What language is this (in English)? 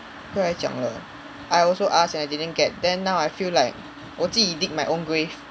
English